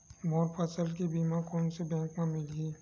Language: Chhattisgarhi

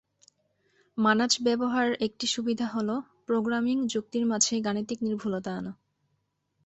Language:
Bangla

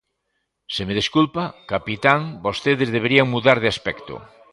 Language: Galician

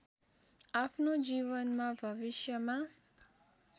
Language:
Nepali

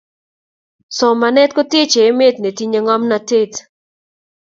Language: Kalenjin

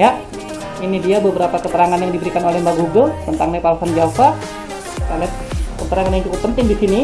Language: Indonesian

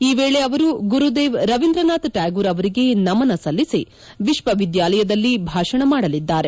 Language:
Kannada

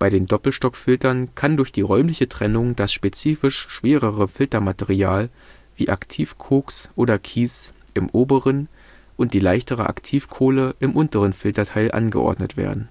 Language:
German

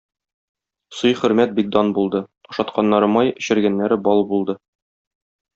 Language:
Tatar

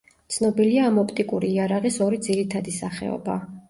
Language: Georgian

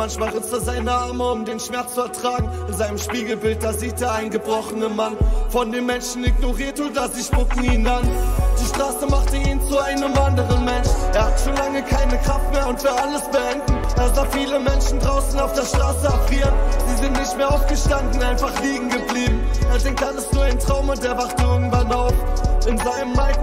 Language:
German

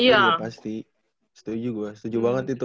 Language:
Indonesian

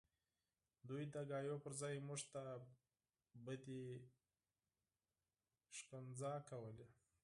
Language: Pashto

